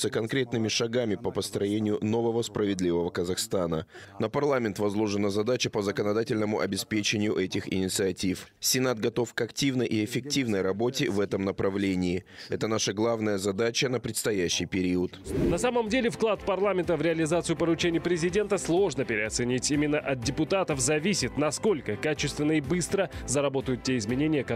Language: Russian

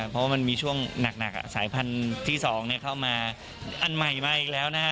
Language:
Thai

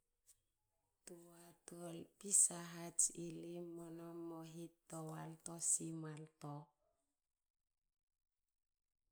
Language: Hakö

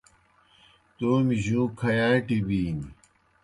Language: Kohistani Shina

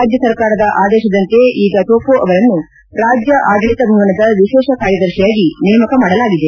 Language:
Kannada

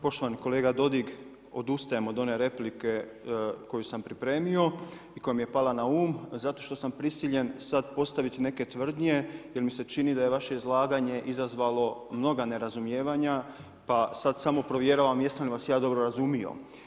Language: Croatian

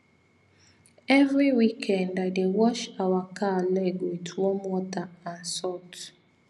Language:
Nigerian Pidgin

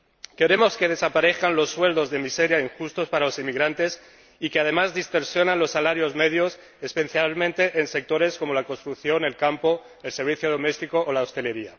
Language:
Spanish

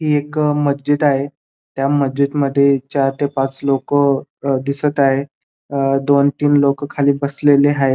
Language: Marathi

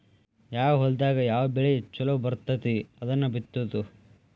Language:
Kannada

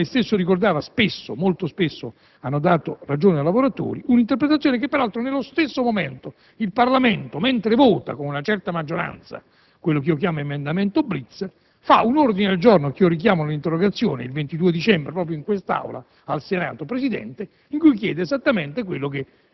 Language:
Italian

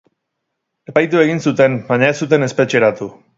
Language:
Basque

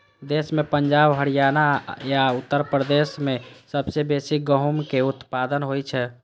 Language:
Maithili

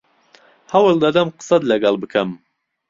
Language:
Central Kurdish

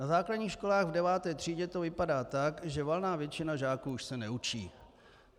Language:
Czech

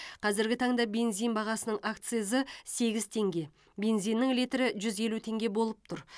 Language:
Kazakh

